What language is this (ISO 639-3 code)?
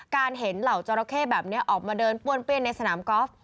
tha